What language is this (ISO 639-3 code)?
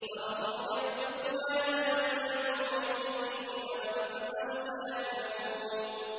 ara